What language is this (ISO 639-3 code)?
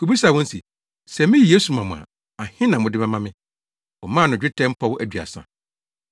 aka